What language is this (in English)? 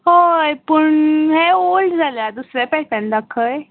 Konkani